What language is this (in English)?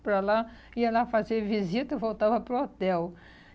Portuguese